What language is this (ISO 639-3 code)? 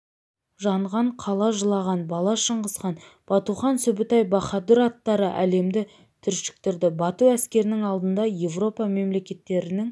kaz